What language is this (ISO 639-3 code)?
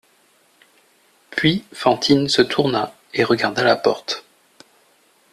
fra